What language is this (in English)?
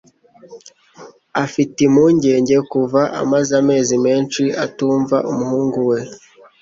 Kinyarwanda